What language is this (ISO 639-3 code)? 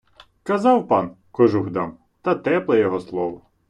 ukr